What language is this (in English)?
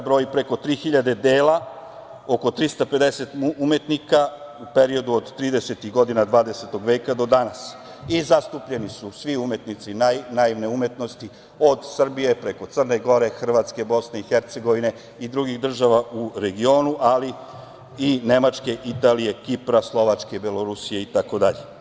Serbian